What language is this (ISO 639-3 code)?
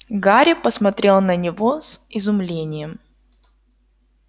rus